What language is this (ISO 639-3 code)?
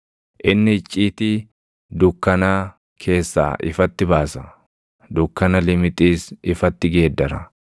orm